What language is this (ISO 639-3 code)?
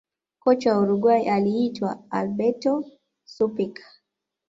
swa